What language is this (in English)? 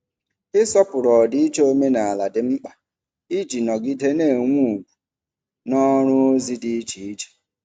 Igbo